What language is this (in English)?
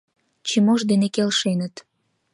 Mari